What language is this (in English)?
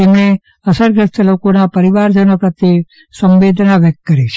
Gujarati